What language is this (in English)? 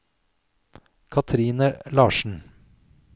Norwegian